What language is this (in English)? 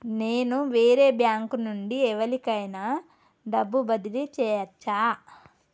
Telugu